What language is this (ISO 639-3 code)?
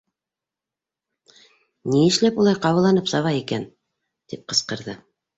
bak